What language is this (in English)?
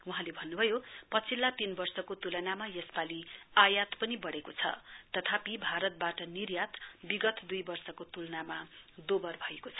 Nepali